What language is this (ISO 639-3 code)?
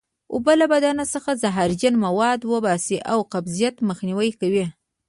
pus